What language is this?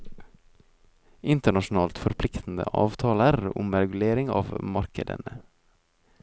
Norwegian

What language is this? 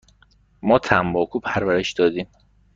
Persian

